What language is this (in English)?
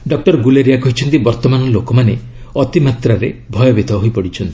Odia